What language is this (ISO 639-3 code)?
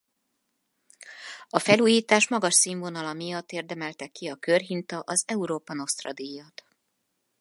hun